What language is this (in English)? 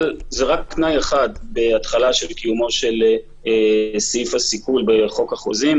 Hebrew